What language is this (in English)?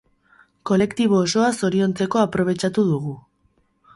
Basque